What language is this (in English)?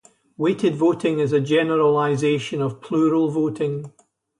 English